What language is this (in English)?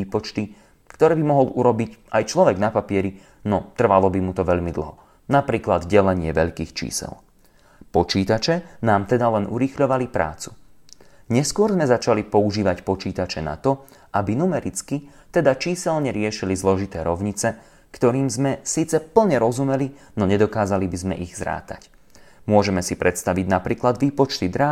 Slovak